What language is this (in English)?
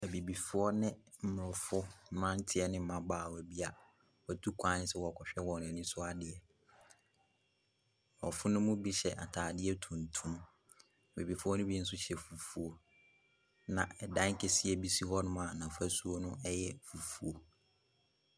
Akan